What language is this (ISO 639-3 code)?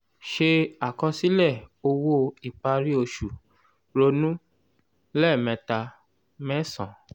yor